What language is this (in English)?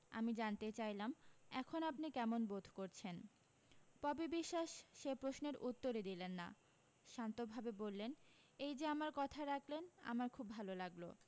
Bangla